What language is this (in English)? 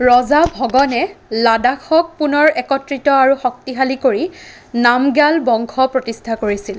Assamese